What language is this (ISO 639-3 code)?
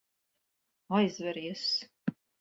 lav